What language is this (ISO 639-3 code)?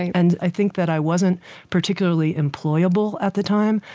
eng